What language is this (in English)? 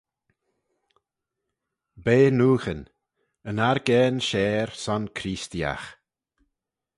Manx